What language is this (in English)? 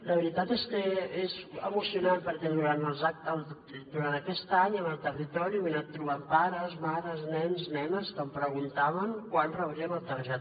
Catalan